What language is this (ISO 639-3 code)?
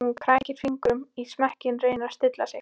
isl